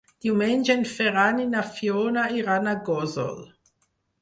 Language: Catalan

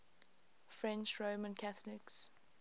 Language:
English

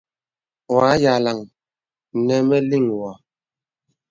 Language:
Bebele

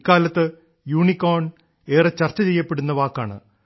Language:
Malayalam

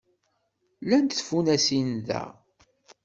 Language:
Kabyle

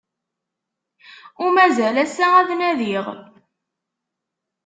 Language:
Kabyle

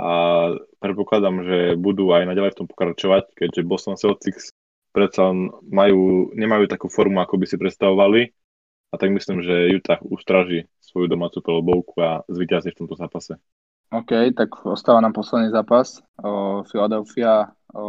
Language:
Slovak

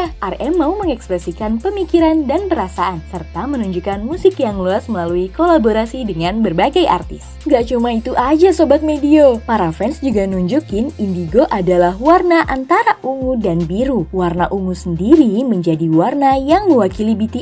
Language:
Indonesian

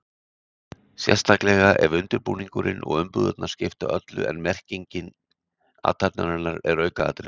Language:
Icelandic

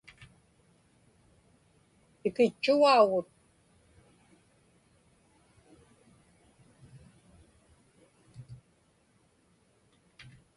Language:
Inupiaq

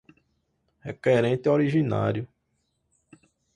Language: Portuguese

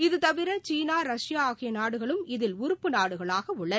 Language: Tamil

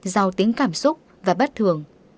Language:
Vietnamese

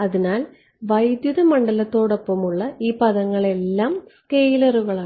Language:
Malayalam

